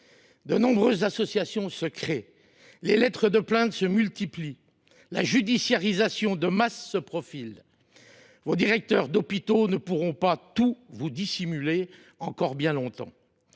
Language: French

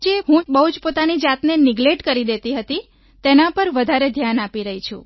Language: Gujarati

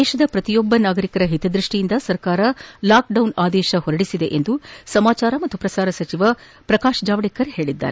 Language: Kannada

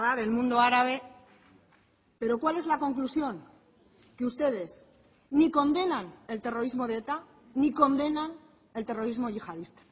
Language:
Spanish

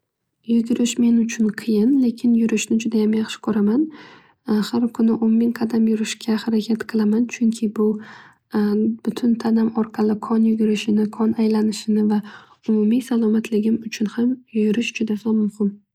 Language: Uzbek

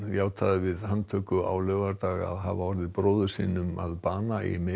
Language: Icelandic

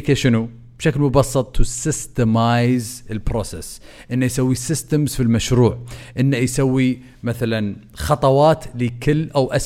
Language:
Arabic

